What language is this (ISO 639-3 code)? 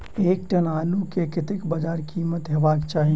mai